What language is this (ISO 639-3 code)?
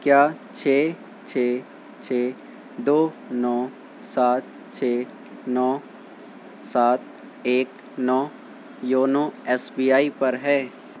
urd